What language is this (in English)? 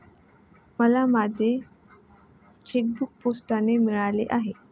Marathi